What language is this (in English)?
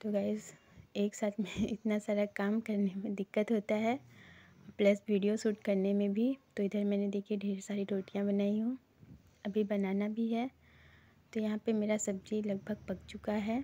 Hindi